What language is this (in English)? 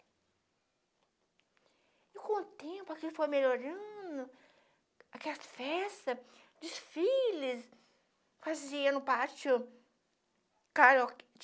Portuguese